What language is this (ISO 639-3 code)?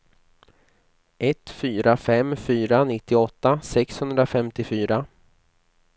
swe